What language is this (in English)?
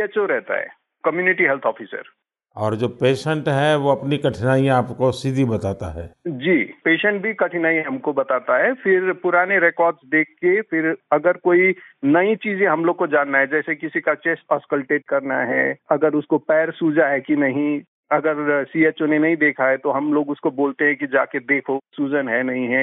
Hindi